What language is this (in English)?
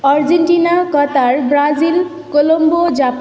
Nepali